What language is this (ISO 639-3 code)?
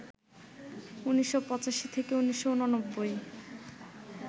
ben